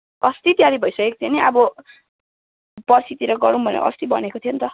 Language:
Nepali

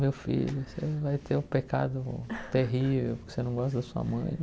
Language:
Portuguese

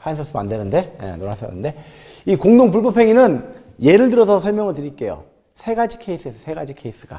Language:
Korean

